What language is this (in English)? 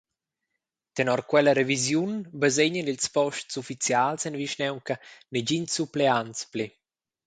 Romansh